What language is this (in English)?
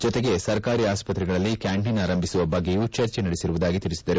Kannada